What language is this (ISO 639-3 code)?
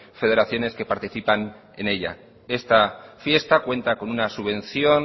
spa